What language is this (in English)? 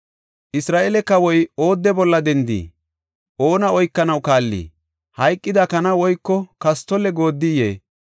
Gofa